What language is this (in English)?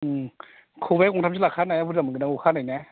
Bodo